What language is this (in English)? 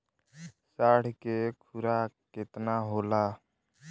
Bhojpuri